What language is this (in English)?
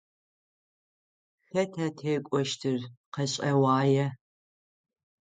Adyghe